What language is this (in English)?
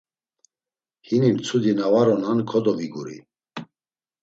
Laz